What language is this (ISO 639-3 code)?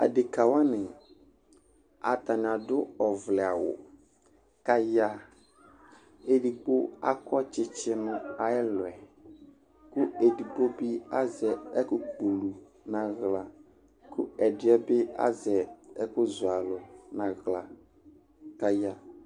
kpo